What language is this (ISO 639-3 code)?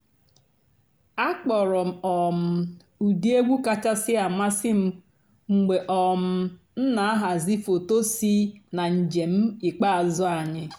ibo